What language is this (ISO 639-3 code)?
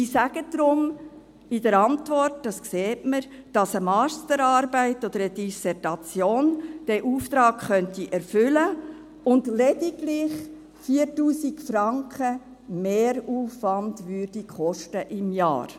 gsw